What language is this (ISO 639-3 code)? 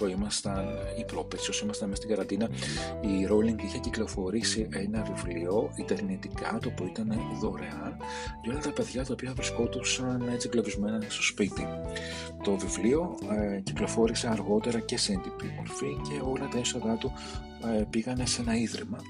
ell